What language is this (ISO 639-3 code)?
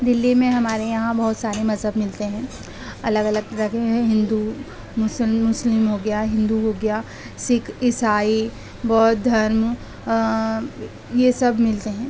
urd